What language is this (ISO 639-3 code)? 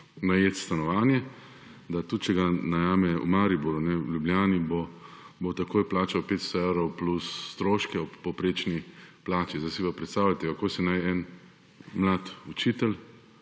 slv